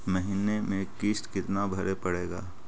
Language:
Magahi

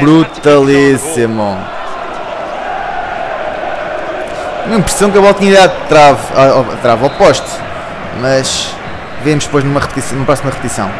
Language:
Portuguese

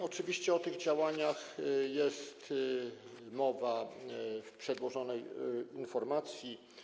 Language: Polish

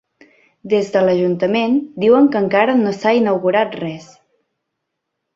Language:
Catalan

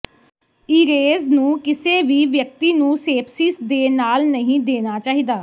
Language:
Punjabi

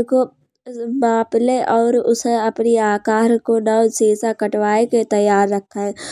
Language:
Kanauji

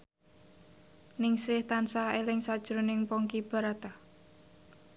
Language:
Javanese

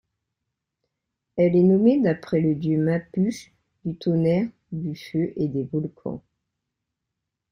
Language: French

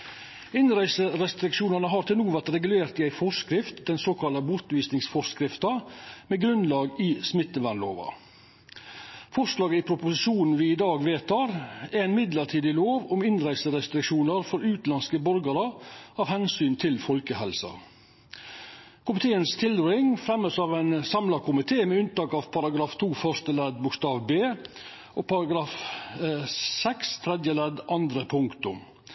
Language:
Norwegian Nynorsk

